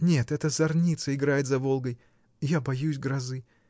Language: Russian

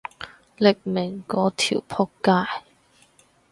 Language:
Cantonese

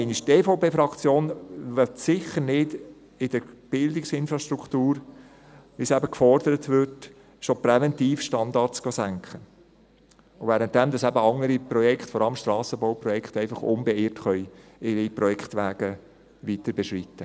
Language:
Swiss German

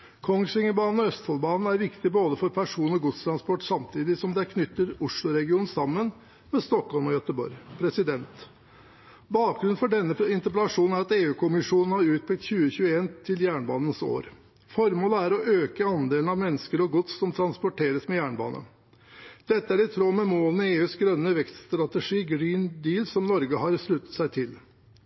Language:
Norwegian Bokmål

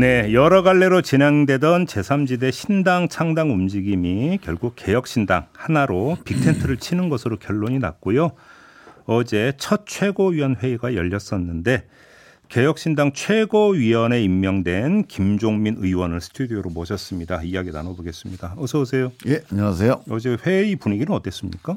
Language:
Korean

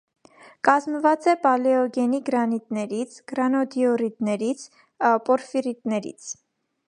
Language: Armenian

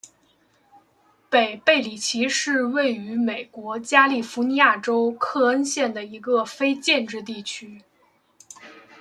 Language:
Chinese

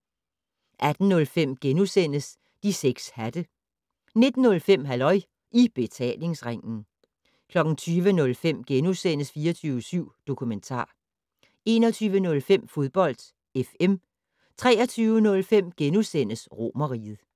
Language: Danish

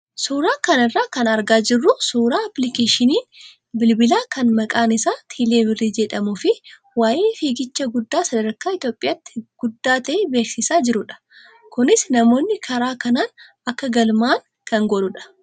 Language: Oromo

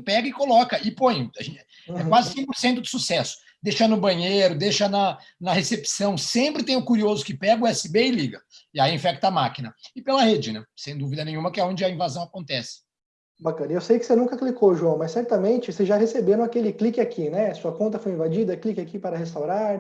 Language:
Portuguese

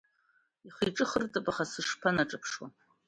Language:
Abkhazian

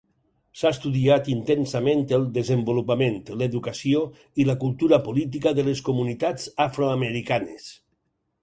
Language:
Catalan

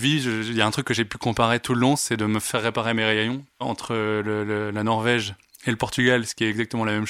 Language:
French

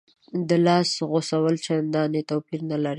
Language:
Pashto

